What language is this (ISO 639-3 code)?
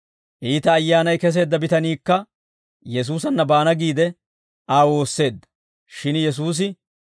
dwr